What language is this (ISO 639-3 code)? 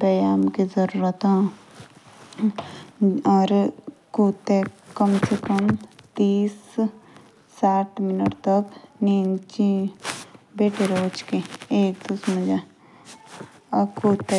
jns